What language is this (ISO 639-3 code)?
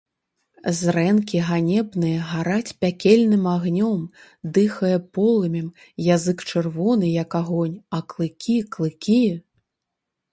bel